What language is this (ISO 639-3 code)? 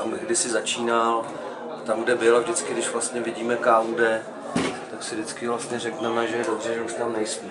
ces